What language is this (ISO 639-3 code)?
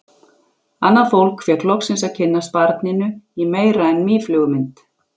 isl